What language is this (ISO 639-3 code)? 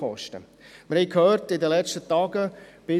gsw